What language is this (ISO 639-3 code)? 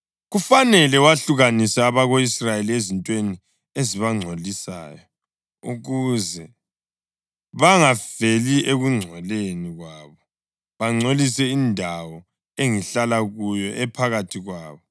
nde